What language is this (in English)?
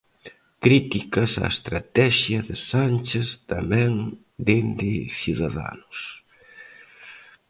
Galician